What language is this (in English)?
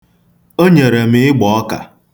Igbo